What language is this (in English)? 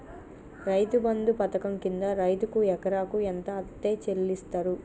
Telugu